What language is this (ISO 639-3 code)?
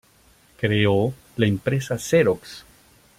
spa